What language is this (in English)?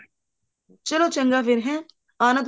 Punjabi